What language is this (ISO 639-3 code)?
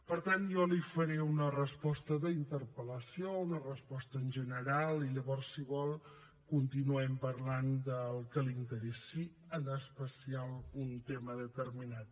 cat